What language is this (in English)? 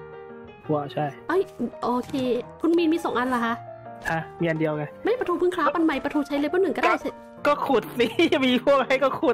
Thai